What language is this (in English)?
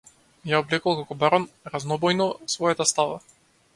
Macedonian